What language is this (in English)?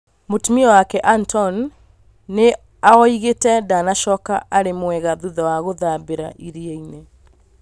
Kikuyu